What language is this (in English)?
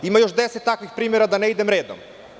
Serbian